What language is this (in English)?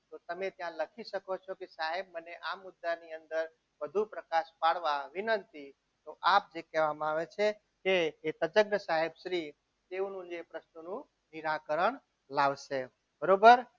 Gujarati